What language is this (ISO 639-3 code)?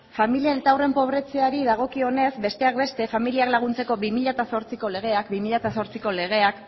eus